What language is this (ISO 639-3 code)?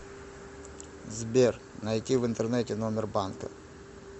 rus